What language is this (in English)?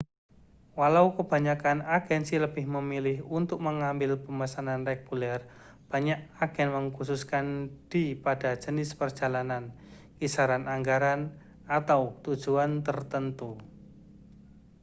Indonesian